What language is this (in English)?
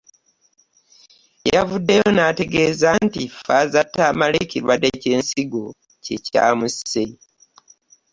Ganda